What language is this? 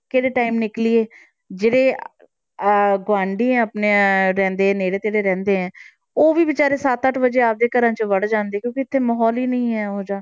Punjabi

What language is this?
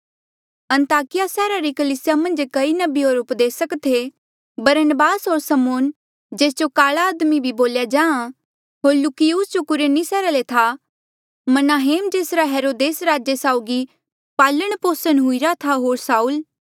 Mandeali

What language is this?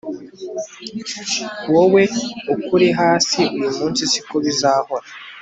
Kinyarwanda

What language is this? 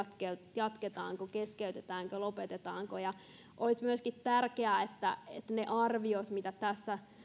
Finnish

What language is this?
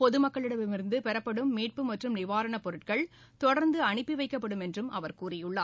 Tamil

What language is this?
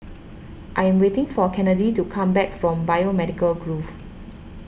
English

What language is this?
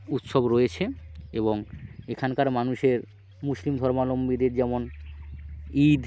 Bangla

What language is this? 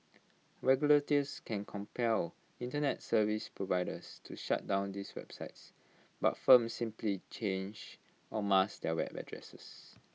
English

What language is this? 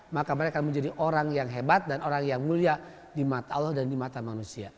Indonesian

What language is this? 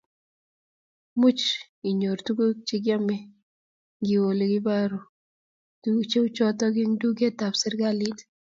Kalenjin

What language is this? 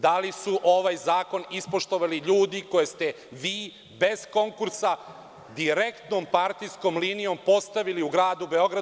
Serbian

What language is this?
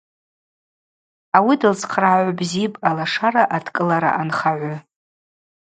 Abaza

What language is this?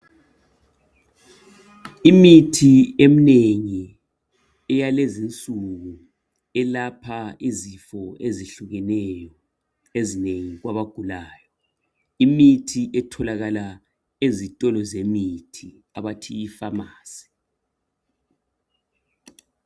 North Ndebele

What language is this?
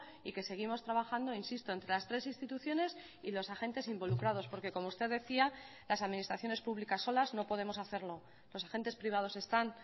Spanish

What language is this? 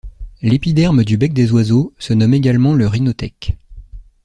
French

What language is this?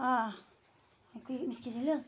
Kashmiri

